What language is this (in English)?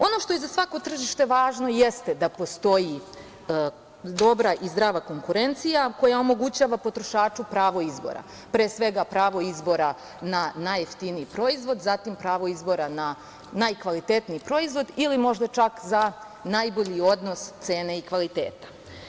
Serbian